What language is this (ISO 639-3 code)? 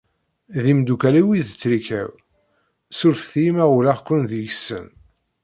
kab